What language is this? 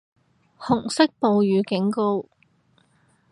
Cantonese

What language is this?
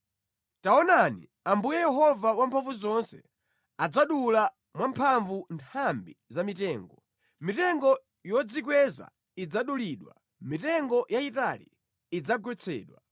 Nyanja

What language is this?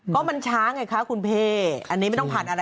Thai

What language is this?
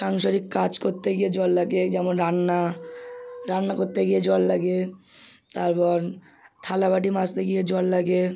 Bangla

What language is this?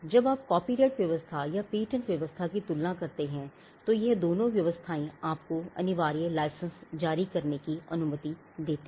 Hindi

